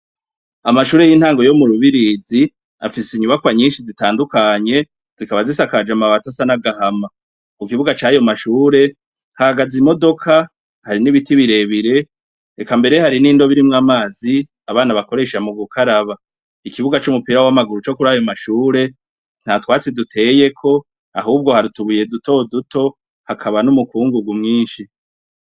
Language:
Rundi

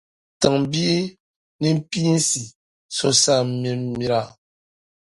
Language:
Dagbani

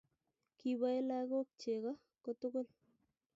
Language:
Kalenjin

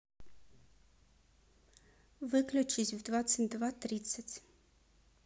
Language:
Russian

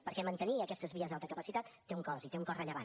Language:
Catalan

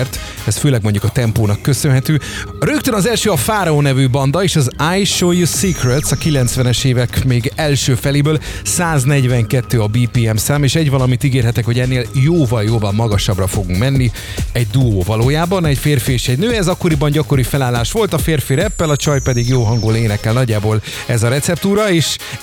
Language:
Hungarian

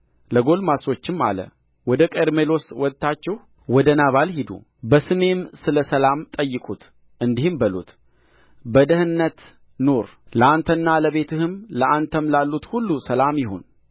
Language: Amharic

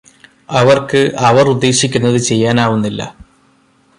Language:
Malayalam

